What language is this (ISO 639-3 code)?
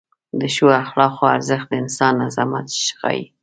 pus